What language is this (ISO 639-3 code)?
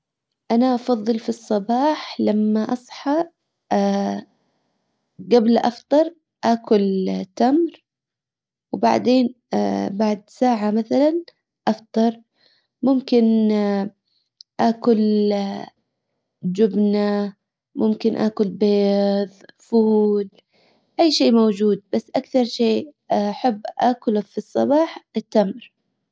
acw